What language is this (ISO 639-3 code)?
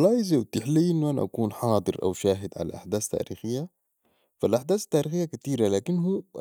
apd